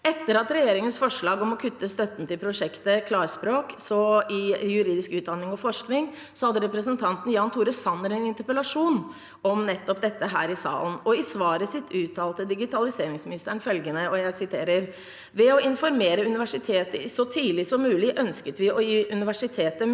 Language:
Norwegian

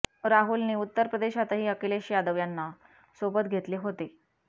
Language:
Marathi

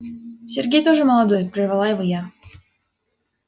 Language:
Russian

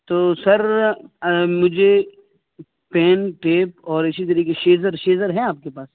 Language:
Urdu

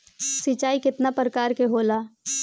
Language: Bhojpuri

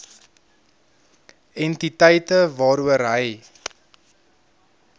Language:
Afrikaans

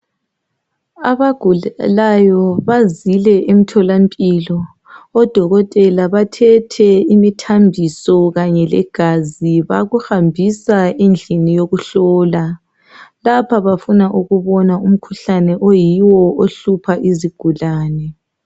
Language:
North Ndebele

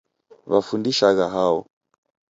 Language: Taita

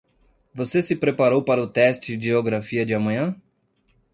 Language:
Portuguese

